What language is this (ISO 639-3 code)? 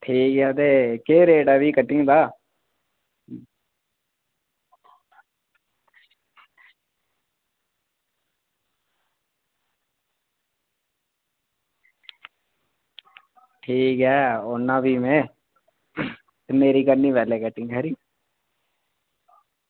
doi